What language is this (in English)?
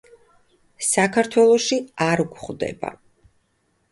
Georgian